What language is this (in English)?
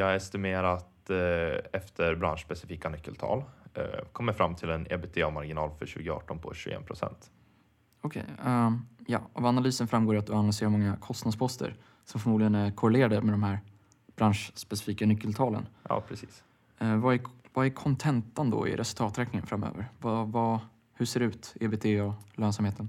Swedish